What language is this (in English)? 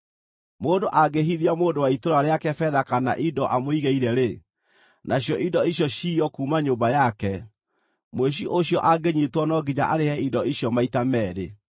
Kikuyu